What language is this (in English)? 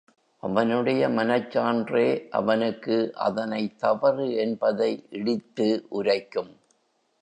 Tamil